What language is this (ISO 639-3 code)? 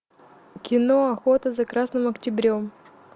rus